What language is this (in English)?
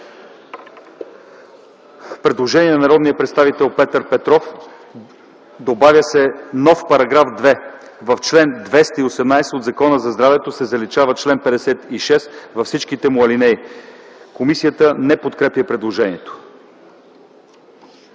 Bulgarian